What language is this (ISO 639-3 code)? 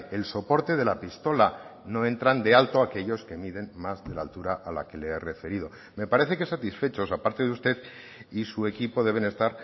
spa